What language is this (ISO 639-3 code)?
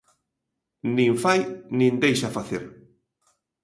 glg